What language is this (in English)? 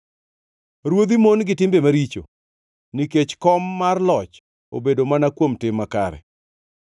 Luo (Kenya and Tanzania)